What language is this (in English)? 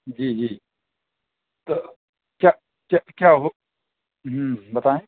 Urdu